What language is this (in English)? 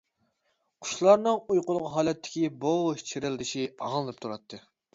Uyghur